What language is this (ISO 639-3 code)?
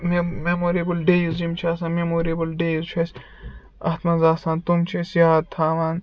kas